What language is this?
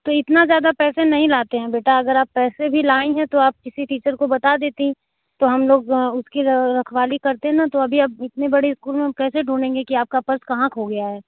Hindi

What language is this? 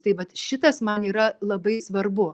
Lithuanian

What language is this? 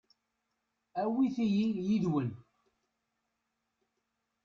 Kabyle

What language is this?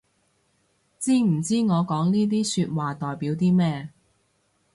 Cantonese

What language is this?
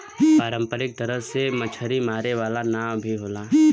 Bhojpuri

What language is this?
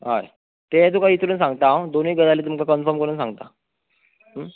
Konkani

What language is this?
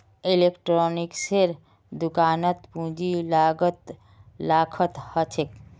Magahi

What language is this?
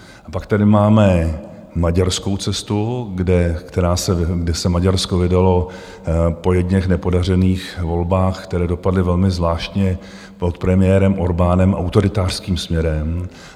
Czech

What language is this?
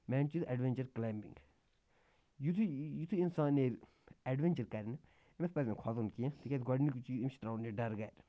Kashmiri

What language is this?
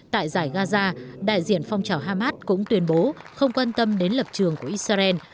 Vietnamese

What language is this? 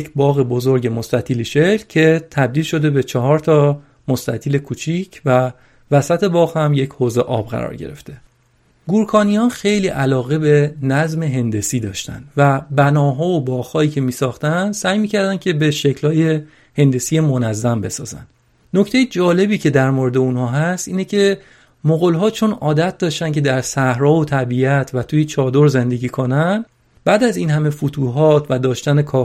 Persian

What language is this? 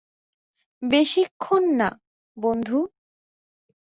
Bangla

